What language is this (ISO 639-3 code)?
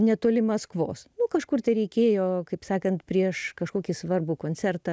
lit